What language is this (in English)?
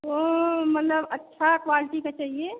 Hindi